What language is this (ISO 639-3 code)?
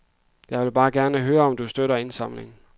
dan